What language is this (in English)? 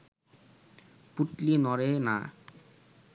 Bangla